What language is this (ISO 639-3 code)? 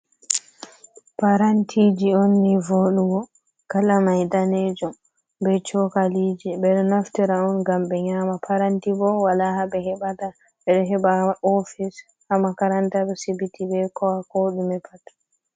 ful